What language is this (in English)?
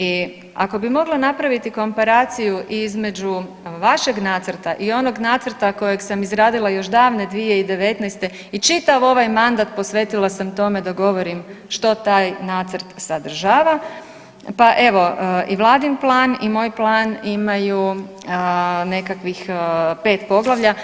Croatian